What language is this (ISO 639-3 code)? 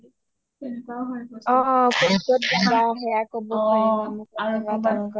asm